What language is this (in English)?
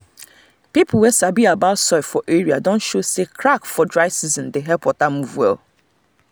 Nigerian Pidgin